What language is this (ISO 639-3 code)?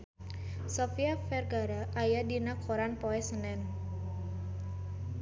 sun